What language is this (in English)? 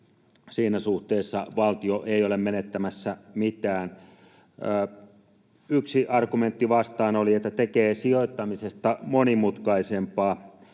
Finnish